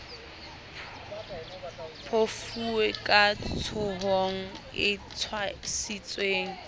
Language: Southern Sotho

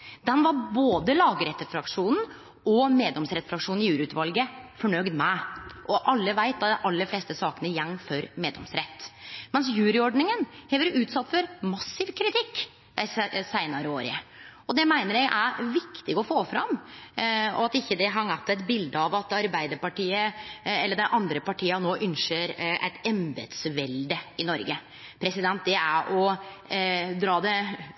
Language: Norwegian Nynorsk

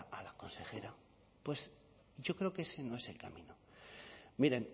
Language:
Spanish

